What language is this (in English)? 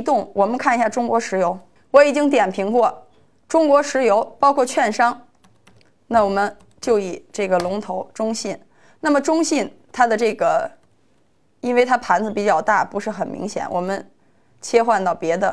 Chinese